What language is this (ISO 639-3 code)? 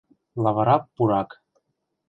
chm